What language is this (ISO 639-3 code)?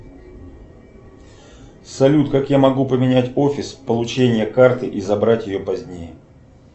rus